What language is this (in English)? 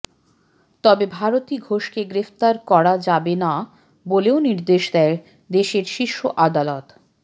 Bangla